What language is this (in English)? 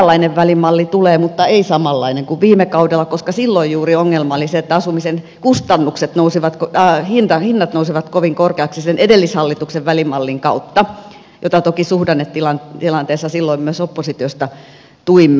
Finnish